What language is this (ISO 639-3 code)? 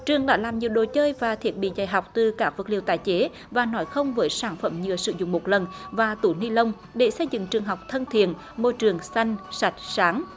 vie